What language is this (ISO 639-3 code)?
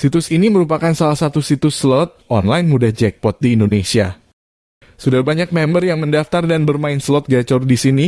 ind